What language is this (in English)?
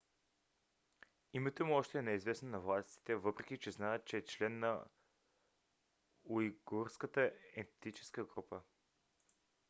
Bulgarian